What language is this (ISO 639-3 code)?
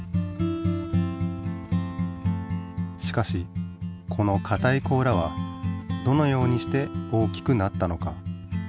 jpn